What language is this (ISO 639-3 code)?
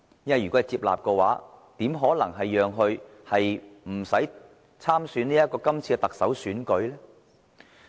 yue